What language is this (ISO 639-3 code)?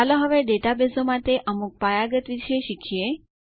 guj